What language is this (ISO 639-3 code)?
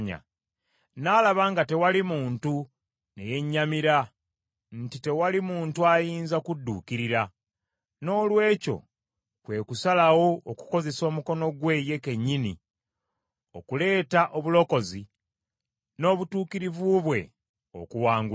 lug